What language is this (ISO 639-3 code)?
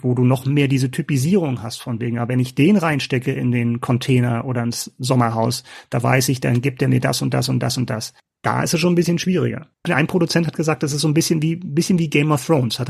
deu